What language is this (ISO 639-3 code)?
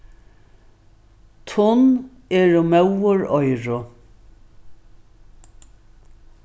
fao